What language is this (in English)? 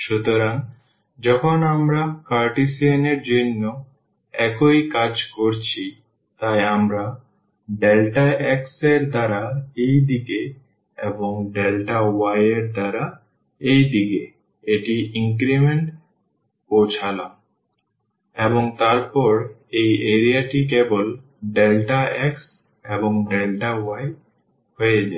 Bangla